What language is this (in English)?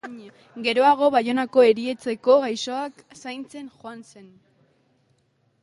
Basque